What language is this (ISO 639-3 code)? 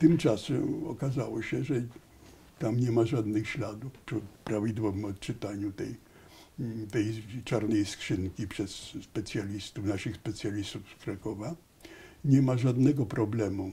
pol